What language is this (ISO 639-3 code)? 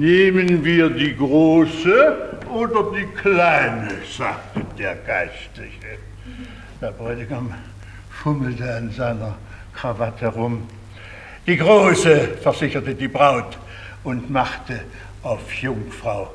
deu